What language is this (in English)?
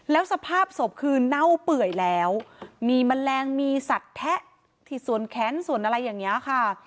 Thai